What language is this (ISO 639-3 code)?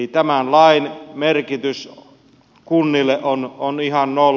fin